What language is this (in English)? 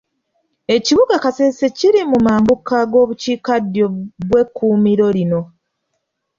Ganda